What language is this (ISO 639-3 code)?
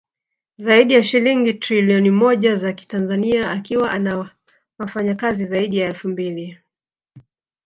swa